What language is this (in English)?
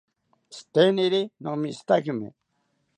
South Ucayali Ashéninka